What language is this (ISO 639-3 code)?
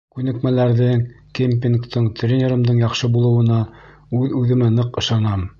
bak